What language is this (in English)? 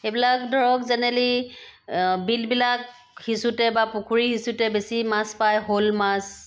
Assamese